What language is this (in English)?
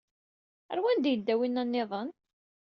Kabyle